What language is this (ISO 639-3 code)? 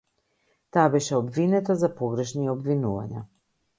mkd